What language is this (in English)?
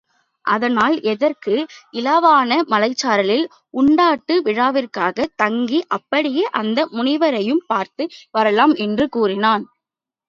Tamil